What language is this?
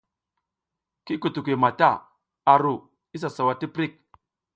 South Giziga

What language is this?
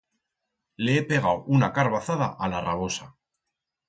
Aragonese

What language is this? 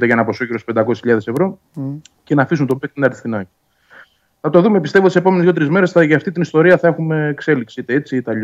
Greek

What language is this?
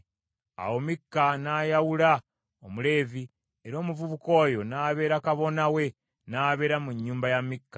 Ganda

